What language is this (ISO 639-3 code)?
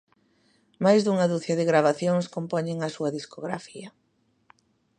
glg